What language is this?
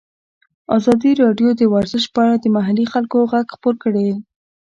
Pashto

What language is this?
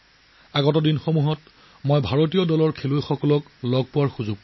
Assamese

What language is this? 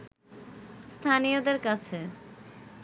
Bangla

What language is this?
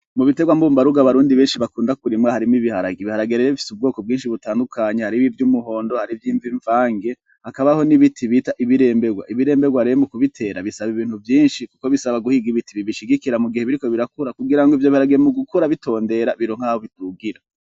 Rundi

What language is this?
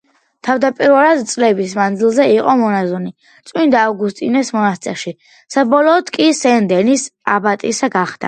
Georgian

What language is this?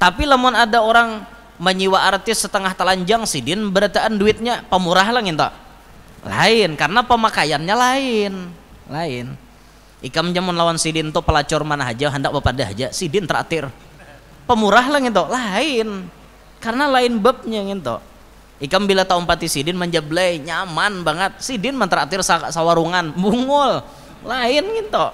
Indonesian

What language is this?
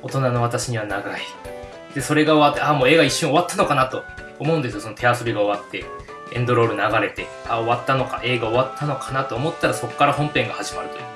Japanese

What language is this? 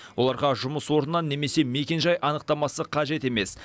Kazakh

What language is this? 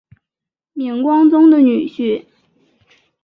Chinese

